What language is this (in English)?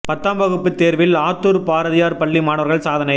Tamil